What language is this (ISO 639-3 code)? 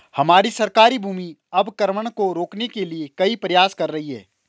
hin